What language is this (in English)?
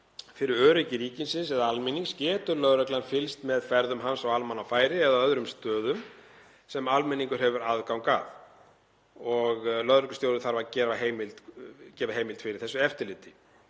Icelandic